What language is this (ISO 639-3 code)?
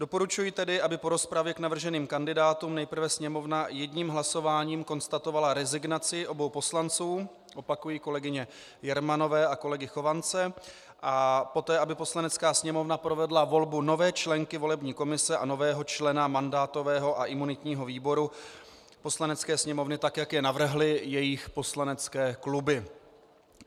ces